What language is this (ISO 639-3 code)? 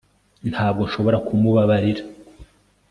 kin